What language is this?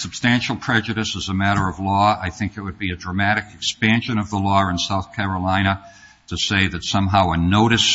English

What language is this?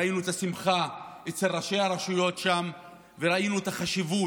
Hebrew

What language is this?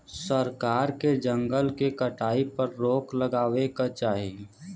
Bhojpuri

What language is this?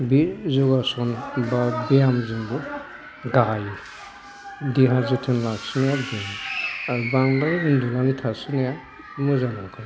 Bodo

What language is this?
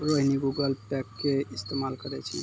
Maithili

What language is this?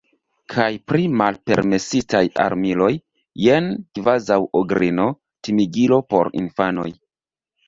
Esperanto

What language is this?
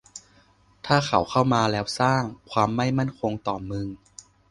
Thai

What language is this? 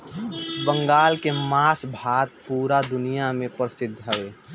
Bhojpuri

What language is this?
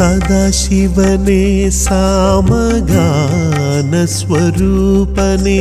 Malayalam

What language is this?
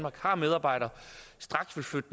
Danish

